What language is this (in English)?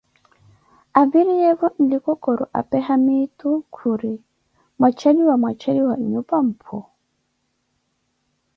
Koti